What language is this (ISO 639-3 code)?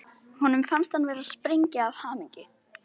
isl